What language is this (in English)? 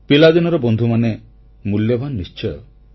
Odia